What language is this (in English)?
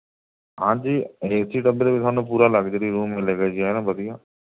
Punjabi